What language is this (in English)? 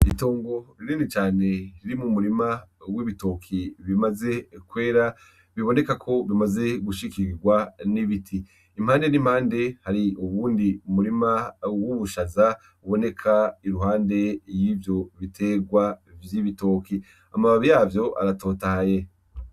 Rundi